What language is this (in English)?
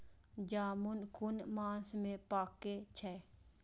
Maithili